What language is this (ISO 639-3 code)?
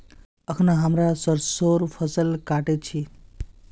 mag